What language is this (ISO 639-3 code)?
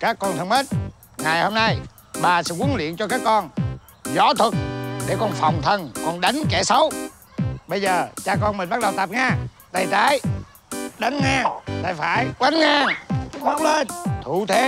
vie